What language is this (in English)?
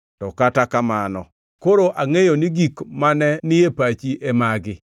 Luo (Kenya and Tanzania)